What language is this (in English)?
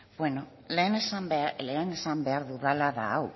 Basque